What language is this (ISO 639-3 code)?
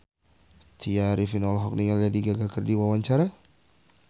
sun